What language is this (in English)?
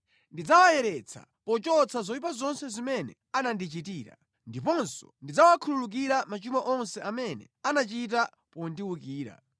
Nyanja